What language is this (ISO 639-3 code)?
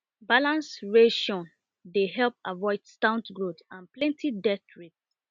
pcm